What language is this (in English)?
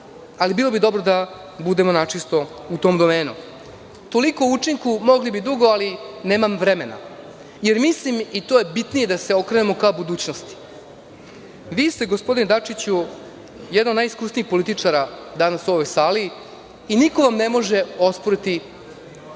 Serbian